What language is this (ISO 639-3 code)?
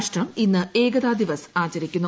mal